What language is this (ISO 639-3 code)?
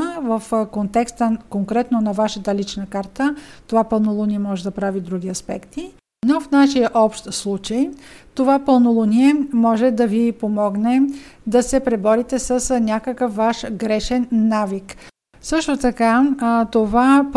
bul